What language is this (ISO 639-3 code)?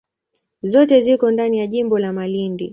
swa